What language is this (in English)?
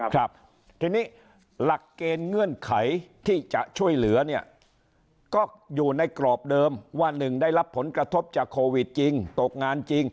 Thai